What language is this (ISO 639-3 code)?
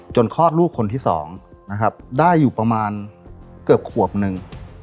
tha